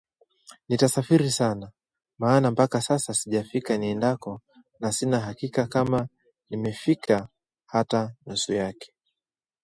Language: Swahili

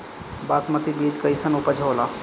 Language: Bhojpuri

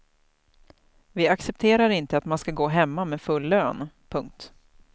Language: Swedish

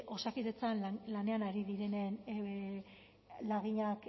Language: Basque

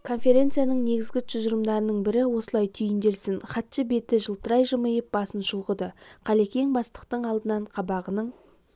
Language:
Kazakh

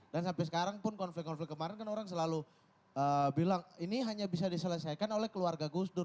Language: Indonesian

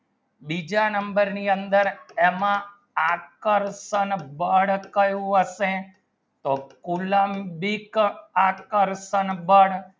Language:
Gujarati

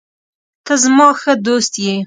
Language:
Pashto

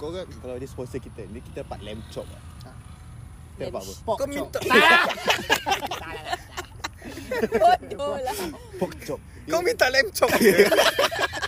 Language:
Malay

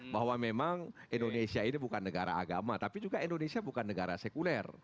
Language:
Indonesian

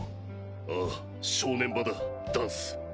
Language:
Japanese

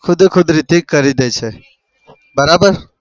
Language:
Gujarati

